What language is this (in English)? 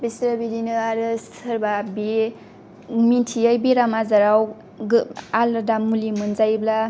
Bodo